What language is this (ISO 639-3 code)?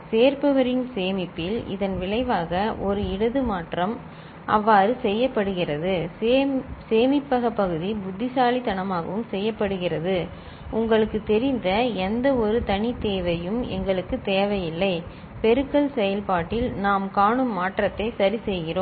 tam